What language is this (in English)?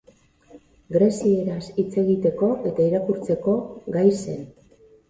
Basque